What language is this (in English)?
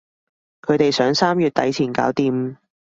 Cantonese